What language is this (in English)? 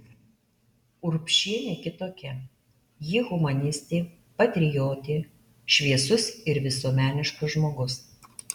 Lithuanian